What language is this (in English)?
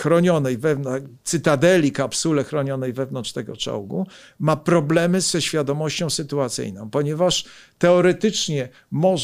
Polish